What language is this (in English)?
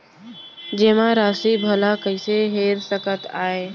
Chhattisgarhi